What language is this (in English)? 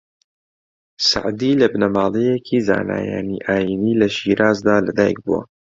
Central Kurdish